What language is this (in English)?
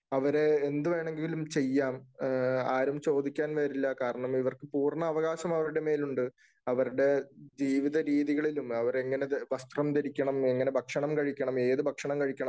Malayalam